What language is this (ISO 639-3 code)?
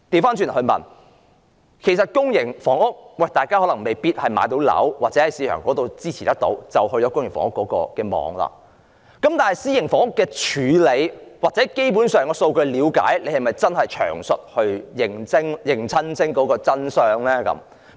yue